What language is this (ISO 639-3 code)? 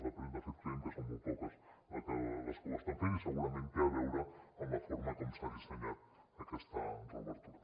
cat